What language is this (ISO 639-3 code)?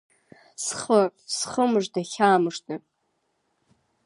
abk